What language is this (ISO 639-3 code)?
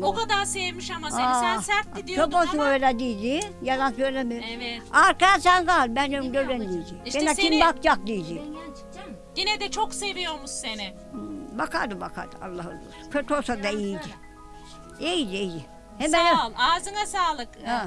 tur